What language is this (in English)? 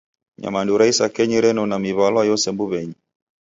Taita